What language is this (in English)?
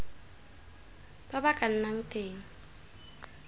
Tswana